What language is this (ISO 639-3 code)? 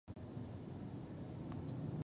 pus